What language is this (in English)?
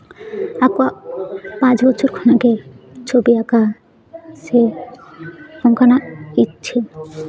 Santali